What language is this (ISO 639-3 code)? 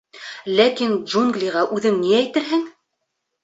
bak